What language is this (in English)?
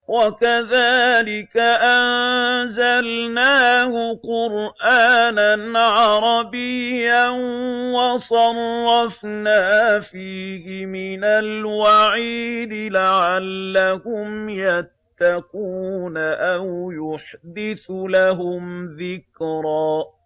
Arabic